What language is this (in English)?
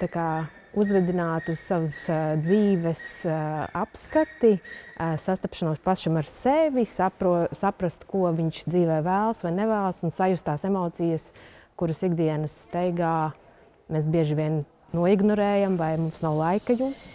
Latvian